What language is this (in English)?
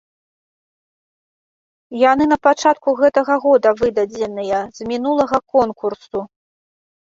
Belarusian